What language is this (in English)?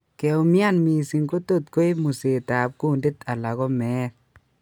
Kalenjin